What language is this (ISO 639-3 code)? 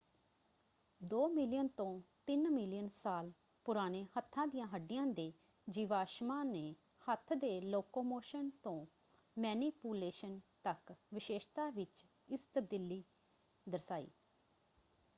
pan